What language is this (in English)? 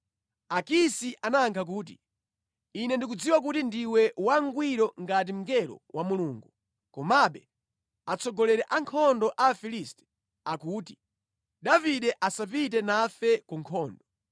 Nyanja